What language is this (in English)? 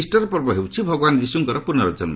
Odia